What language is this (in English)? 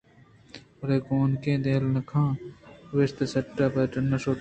Eastern Balochi